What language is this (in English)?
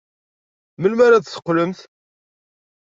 Kabyle